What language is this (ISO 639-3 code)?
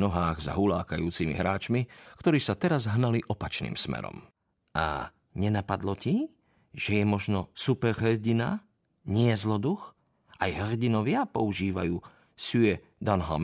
slk